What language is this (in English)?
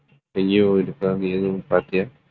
Tamil